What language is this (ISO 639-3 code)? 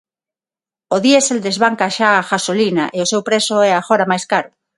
glg